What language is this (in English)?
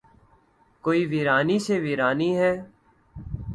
Urdu